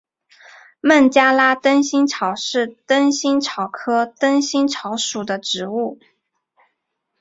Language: Chinese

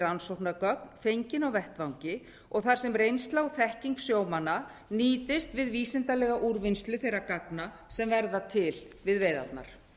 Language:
Icelandic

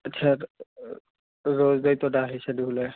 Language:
Punjabi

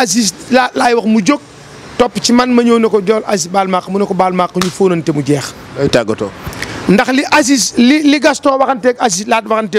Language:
French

